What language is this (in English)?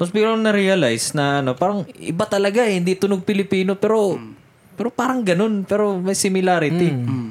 Filipino